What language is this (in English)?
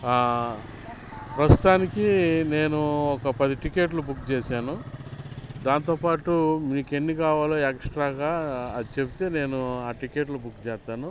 Telugu